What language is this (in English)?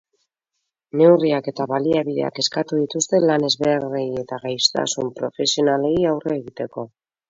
Basque